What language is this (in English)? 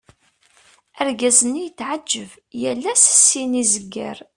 Kabyle